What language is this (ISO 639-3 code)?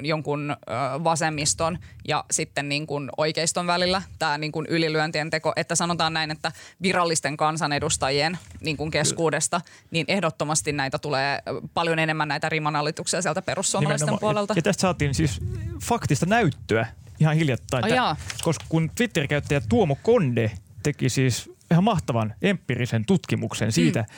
fin